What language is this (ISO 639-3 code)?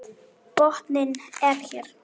isl